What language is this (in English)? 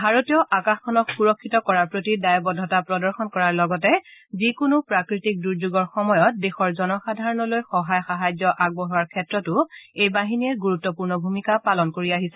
Assamese